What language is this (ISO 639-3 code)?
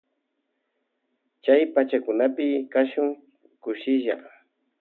qvj